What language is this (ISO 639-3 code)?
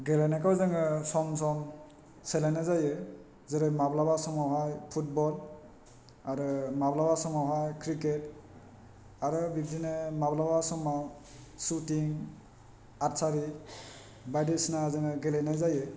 brx